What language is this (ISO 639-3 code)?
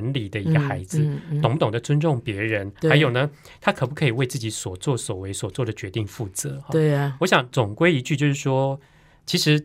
zho